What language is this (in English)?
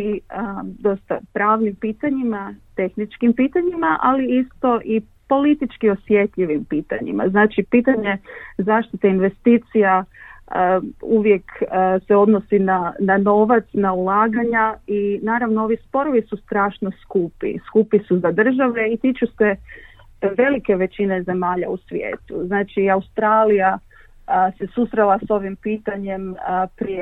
Croatian